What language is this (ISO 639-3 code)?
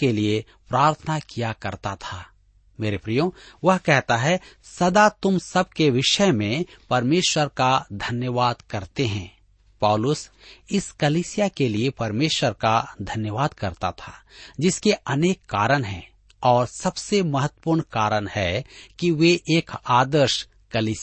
hin